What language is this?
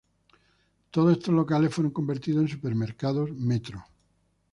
Spanish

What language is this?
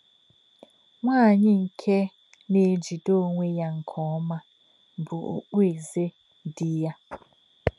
Igbo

